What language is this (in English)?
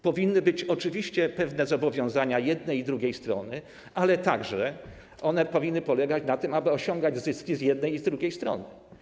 Polish